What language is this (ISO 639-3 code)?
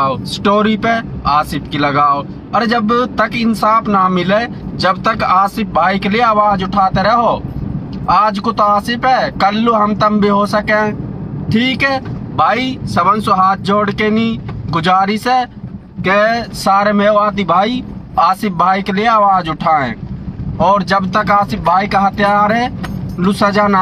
hin